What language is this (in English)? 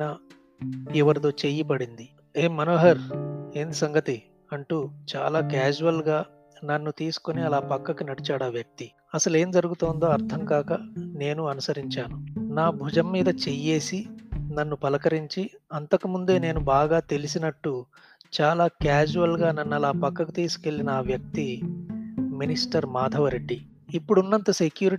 Telugu